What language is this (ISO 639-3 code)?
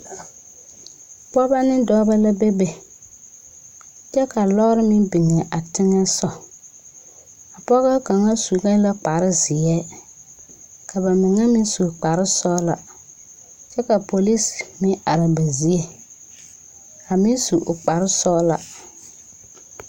dga